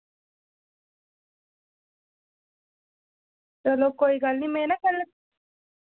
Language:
Dogri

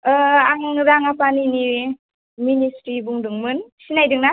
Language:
Bodo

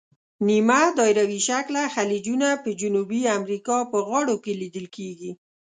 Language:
Pashto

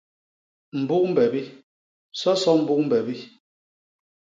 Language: Basaa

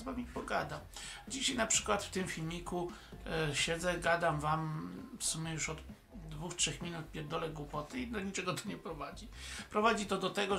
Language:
Polish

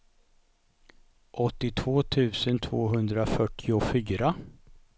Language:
Swedish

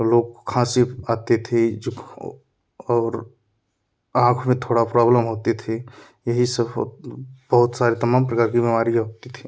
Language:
Hindi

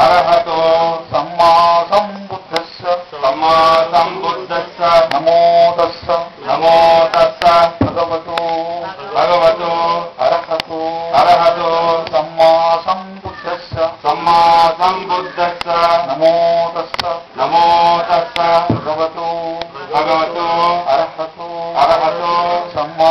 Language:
Telugu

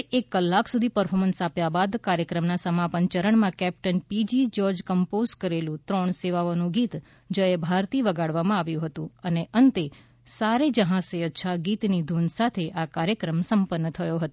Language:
Gujarati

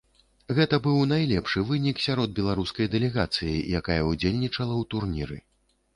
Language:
Belarusian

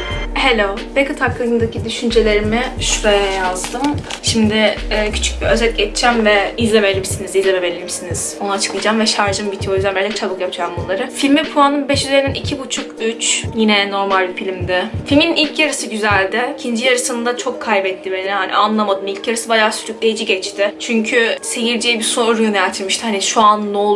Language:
Turkish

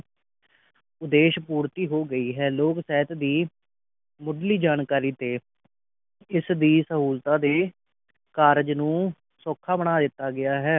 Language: Punjabi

